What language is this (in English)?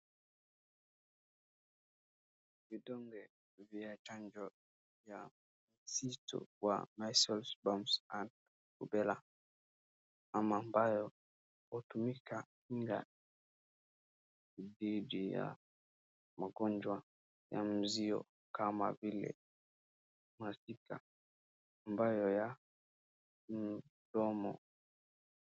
Swahili